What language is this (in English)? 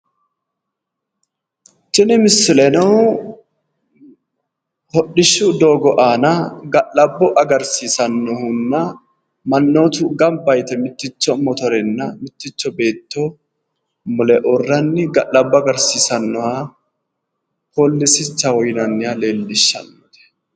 Sidamo